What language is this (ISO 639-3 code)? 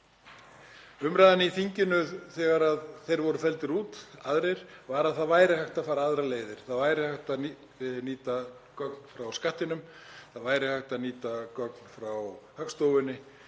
isl